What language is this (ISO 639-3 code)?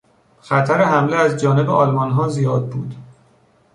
fas